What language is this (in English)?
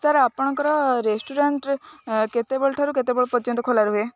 Odia